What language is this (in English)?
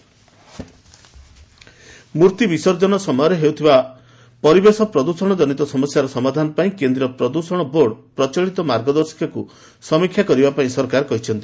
Odia